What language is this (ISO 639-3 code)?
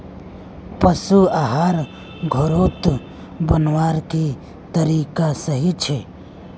mag